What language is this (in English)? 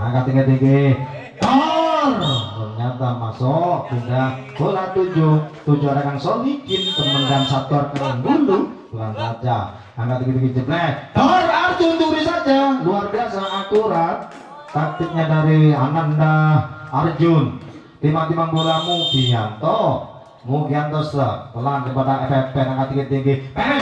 Indonesian